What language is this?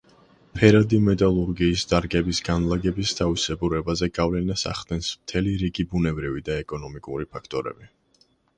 Georgian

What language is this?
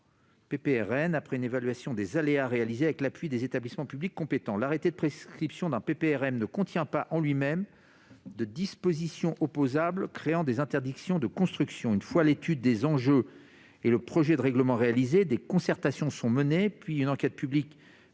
French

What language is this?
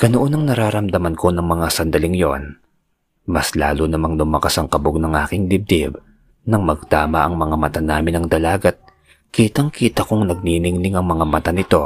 Filipino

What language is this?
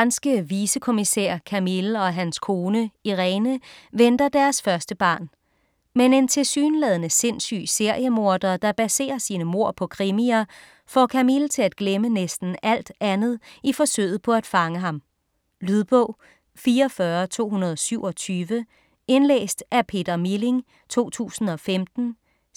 Danish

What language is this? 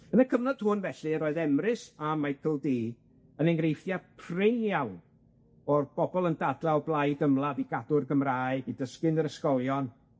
Welsh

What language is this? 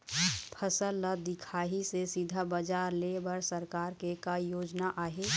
Chhattisgarhi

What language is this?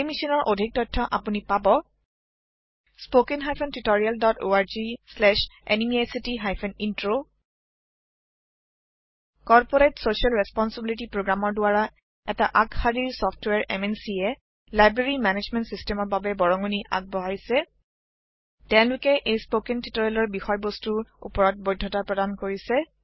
Assamese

